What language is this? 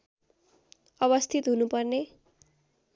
Nepali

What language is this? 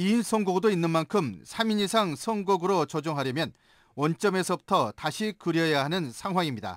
Korean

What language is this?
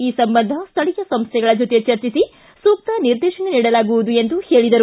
Kannada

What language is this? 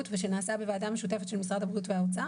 Hebrew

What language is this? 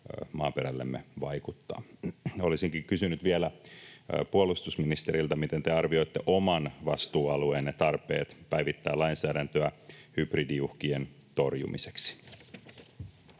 Finnish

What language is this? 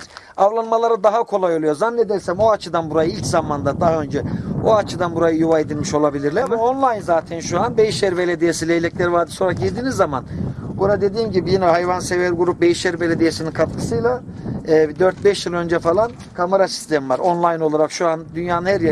Turkish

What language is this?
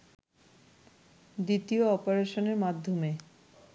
Bangla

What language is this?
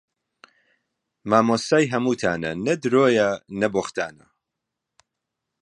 Central Kurdish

